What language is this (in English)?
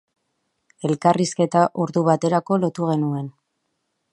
Basque